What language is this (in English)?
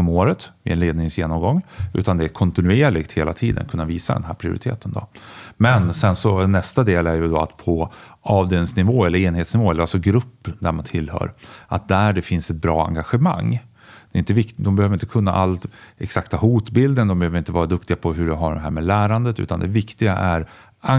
Swedish